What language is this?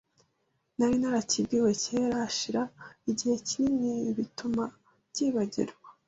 Kinyarwanda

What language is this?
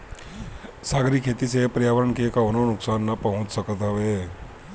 Bhojpuri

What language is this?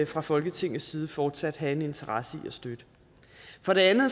Danish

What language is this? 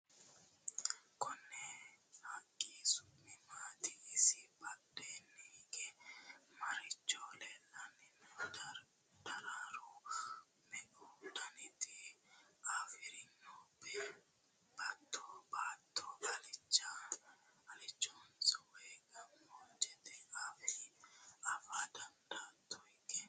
Sidamo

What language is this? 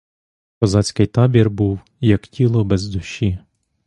Ukrainian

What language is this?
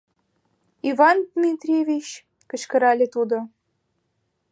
Mari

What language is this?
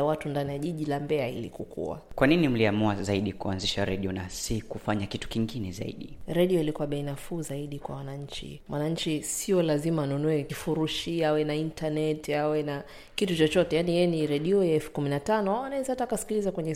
Swahili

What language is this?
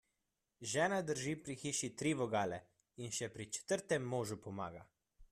Slovenian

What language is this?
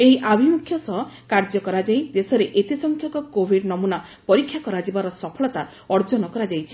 Odia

